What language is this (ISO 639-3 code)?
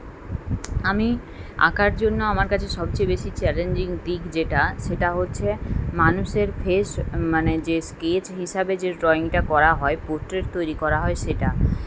ben